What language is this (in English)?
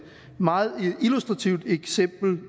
Danish